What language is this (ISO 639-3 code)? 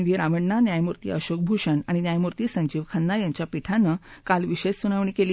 mar